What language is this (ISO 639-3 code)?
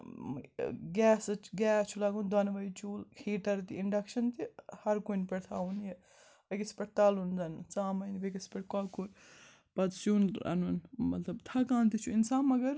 kas